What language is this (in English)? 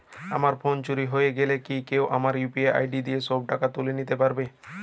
Bangla